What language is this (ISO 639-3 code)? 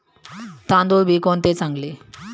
mar